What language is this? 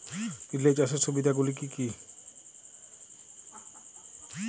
Bangla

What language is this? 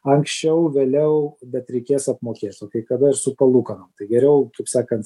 Lithuanian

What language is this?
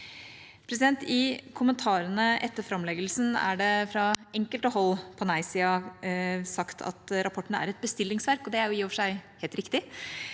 Norwegian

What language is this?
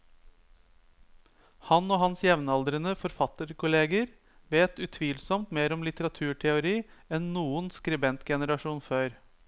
Norwegian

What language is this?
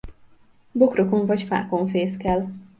Hungarian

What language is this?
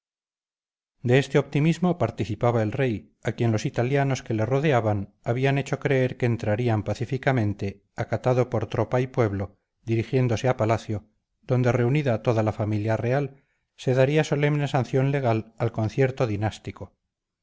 Spanish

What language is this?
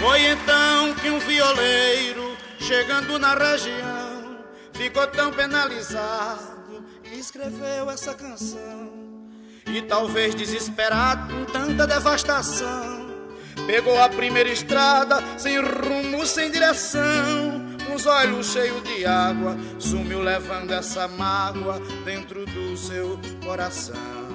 Portuguese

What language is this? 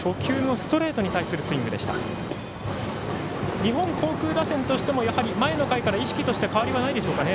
Japanese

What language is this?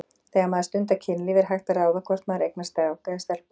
Icelandic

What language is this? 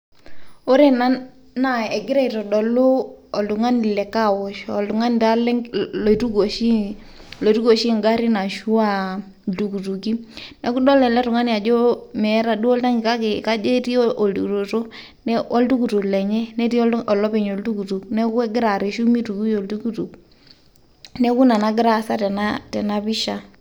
Masai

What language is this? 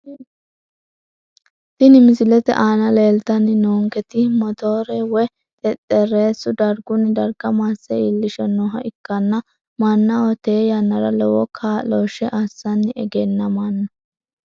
Sidamo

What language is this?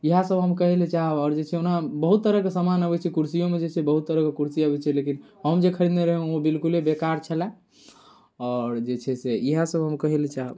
Maithili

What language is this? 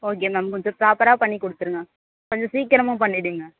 Tamil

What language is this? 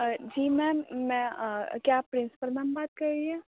Urdu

